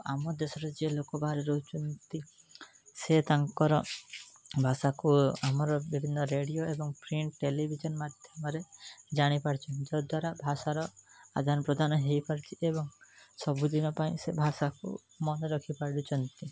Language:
Odia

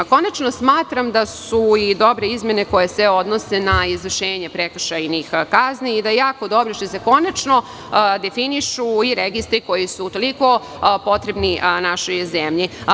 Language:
Serbian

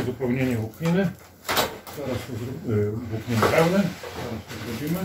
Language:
Polish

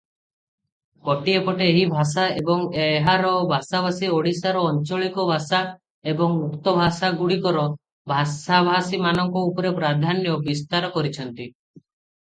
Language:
Odia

